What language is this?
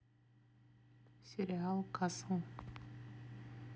Russian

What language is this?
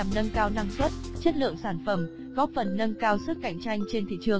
Vietnamese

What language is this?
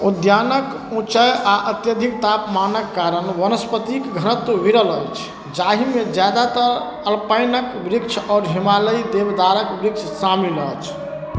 Maithili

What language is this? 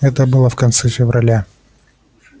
Russian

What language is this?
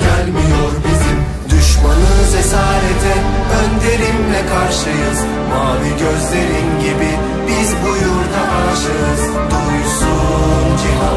Romanian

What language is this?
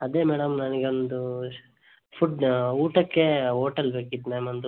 Kannada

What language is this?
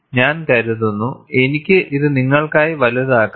Malayalam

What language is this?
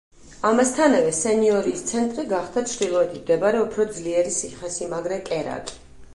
Georgian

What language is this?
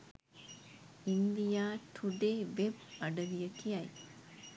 Sinhala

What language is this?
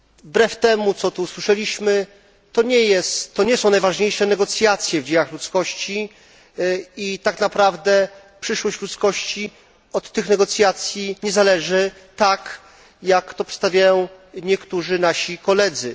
Polish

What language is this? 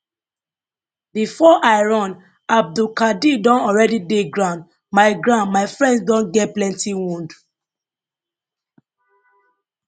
Nigerian Pidgin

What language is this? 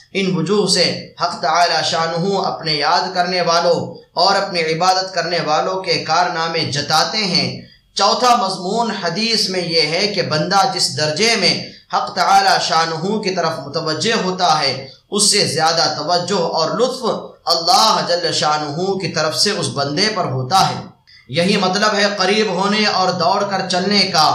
Arabic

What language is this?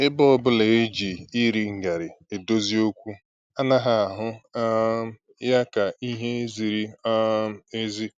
Igbo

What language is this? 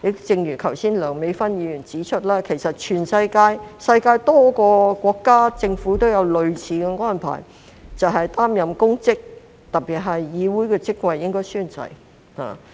Cantonese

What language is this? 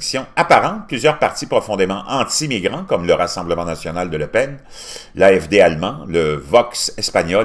French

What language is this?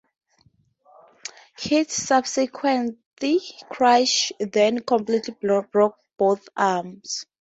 English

